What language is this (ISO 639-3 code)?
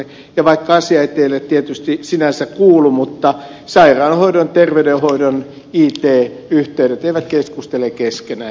fin